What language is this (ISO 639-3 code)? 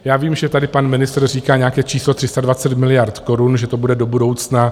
ces